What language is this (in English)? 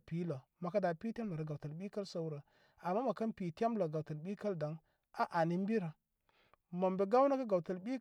Koma